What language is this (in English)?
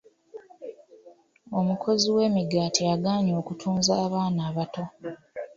Ganda